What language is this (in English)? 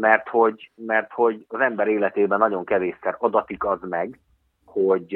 Hungarian